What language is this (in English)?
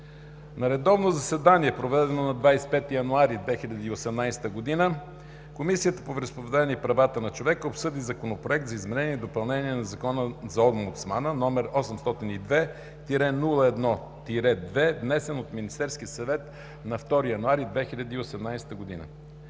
Bulgarian